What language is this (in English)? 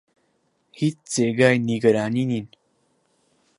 Central Kurdish